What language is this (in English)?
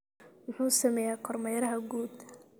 Somali